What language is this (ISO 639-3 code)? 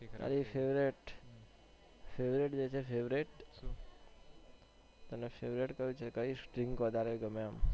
guj